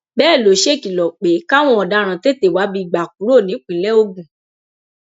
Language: Yoruba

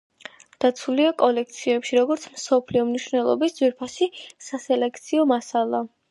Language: Georgian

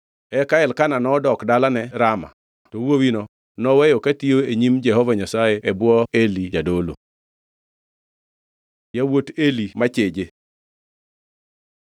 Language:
Luo (Kenya and Tanzania)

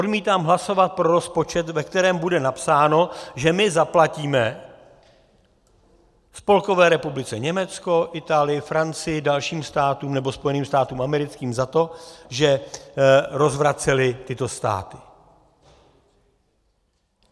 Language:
Czech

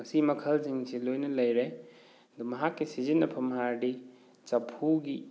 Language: Manipuri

